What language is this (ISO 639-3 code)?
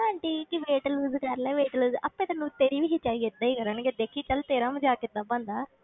pan